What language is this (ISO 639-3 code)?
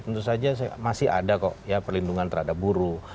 ind